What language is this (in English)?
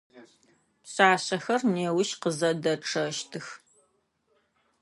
Adyghe